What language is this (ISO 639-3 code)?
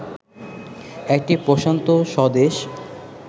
ben